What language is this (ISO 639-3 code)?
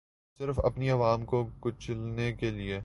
urd